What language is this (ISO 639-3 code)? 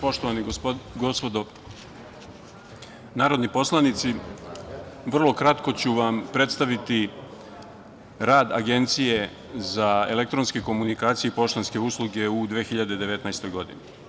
srp